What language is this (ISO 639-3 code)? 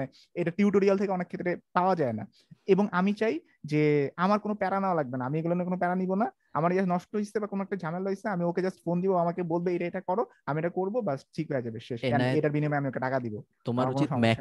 ben